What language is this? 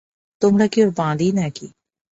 Bangla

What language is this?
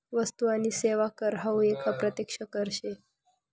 Marathi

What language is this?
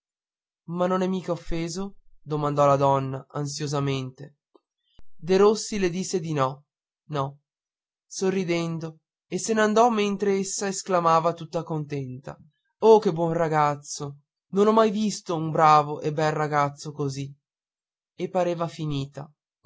Italian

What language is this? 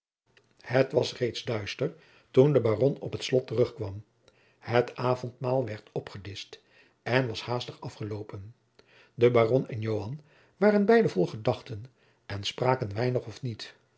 Dutch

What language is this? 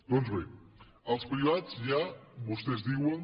Catalan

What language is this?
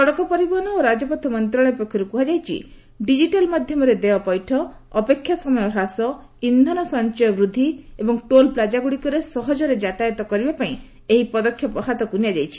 Odia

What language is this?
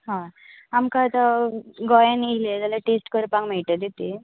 Konkani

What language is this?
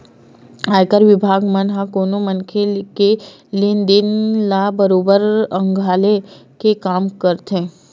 Chhattisgarhi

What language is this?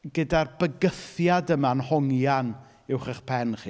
Welsh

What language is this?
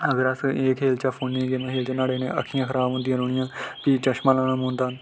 Dogri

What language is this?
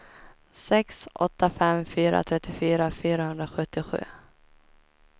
Swedish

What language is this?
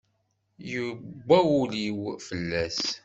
Kabyle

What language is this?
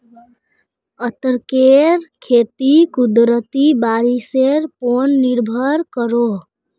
Magahi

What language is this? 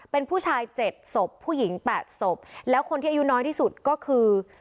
Thai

